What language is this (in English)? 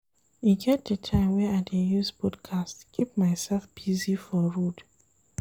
Nigerian Pidgin